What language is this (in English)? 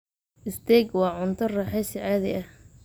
Somali